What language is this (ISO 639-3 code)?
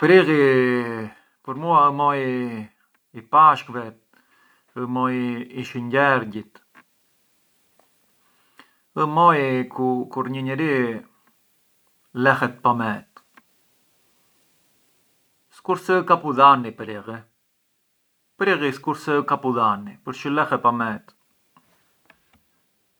aae